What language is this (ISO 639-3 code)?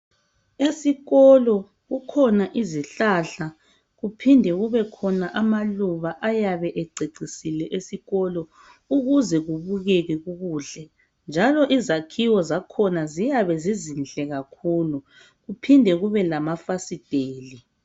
nde